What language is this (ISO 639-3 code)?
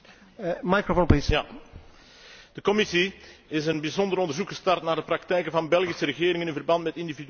nld